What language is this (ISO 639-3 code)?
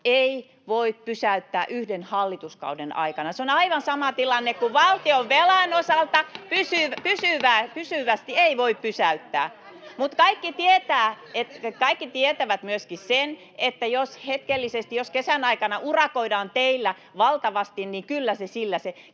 fin